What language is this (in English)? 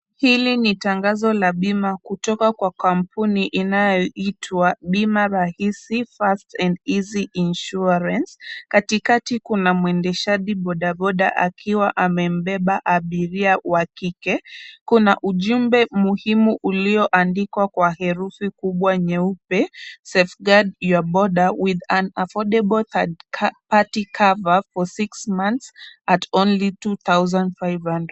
Swahili